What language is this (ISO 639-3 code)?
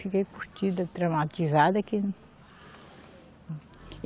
por